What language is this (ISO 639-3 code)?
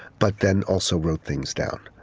eng